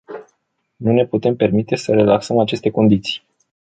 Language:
Romanian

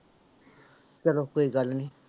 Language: Punjabi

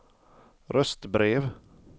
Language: Swedish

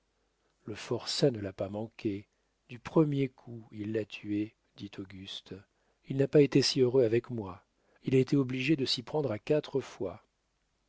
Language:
French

